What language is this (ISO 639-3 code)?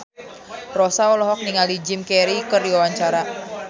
sun